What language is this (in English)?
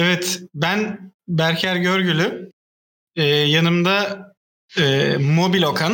Turkish